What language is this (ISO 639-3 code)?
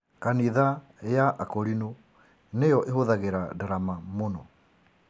kik